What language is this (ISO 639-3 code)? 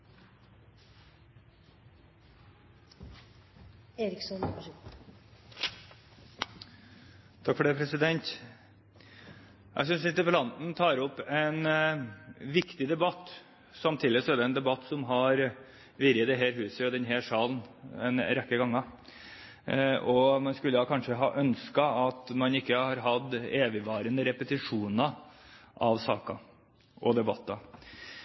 nob